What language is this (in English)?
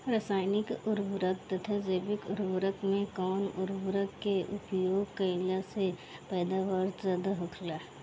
Bhojpuri